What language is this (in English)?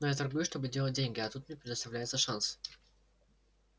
Russian